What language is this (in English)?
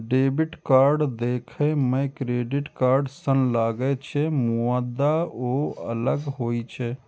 Maithili